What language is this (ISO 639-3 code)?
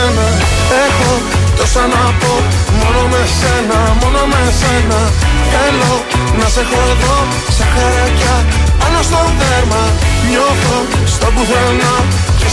ell